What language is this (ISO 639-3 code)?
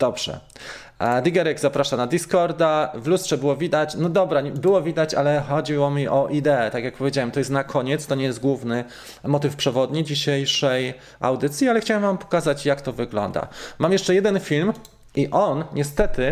pol